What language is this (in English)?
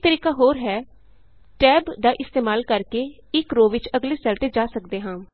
Punjabi